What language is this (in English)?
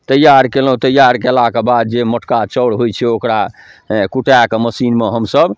Maithili